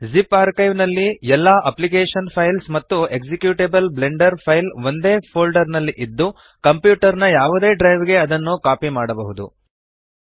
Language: Kannada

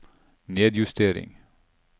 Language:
Norwegian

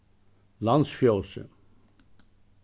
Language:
Faroese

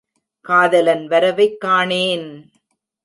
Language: Tamil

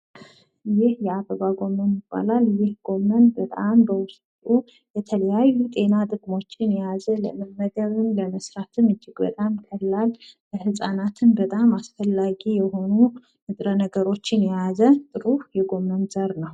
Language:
Amharic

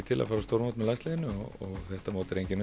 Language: Icelandic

